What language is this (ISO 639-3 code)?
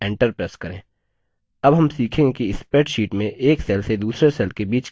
hin